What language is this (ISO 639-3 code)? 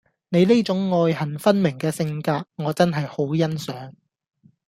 yue